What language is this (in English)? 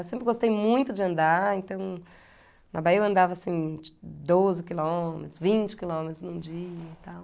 Portuguese